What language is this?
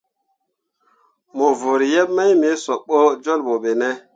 Mundang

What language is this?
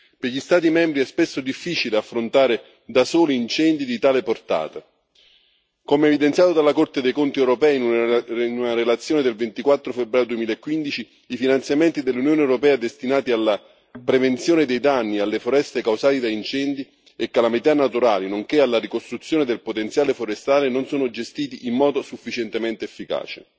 Italian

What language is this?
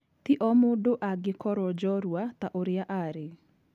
Kikuyu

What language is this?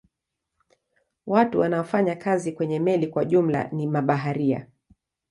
Swahili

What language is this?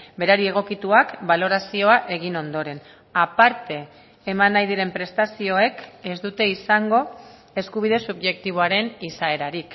Basque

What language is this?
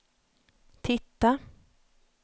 Swedish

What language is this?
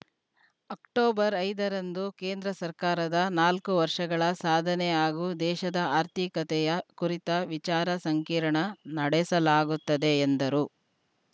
Kannada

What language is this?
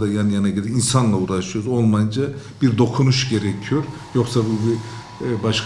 Turkish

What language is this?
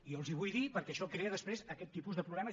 Catalan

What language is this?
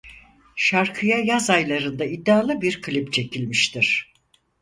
Turkish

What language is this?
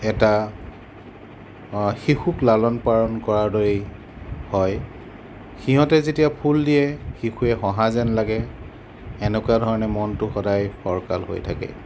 Assamese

